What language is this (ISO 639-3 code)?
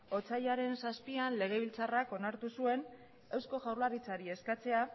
eus